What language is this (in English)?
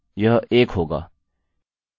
Hindi